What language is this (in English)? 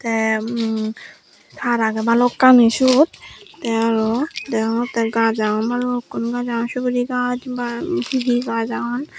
Chakma